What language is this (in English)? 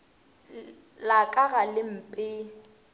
Northern Sotho